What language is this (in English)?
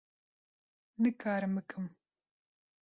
Kurdish